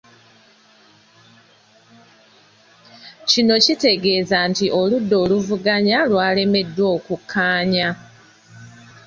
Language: Ganda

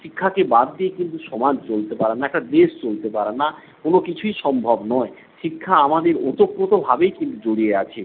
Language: Bangla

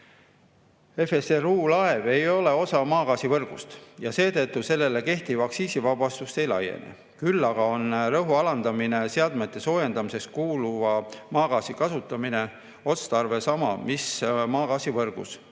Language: Estonian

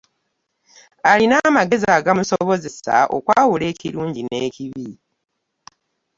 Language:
Ganda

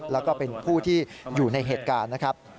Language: Thai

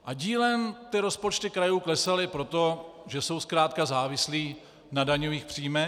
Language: Czech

